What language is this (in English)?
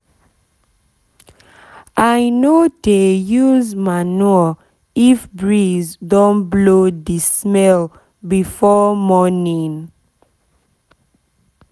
Nigerian Pidgin